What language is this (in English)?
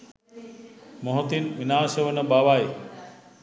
Sinhala